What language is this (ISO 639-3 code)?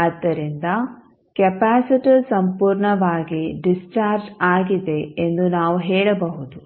kan